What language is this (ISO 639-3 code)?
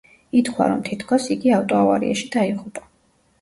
kat